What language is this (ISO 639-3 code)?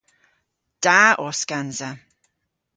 cor